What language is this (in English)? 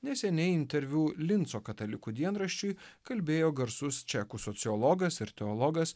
Lithuanian